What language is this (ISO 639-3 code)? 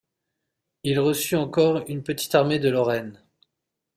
fra